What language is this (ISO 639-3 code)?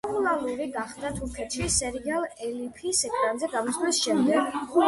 kat